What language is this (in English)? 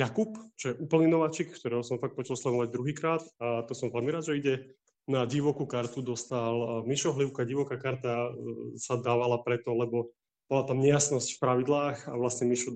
Slovak